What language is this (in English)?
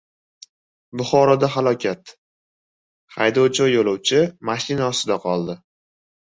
Uzbek